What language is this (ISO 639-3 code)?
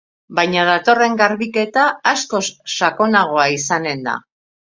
eus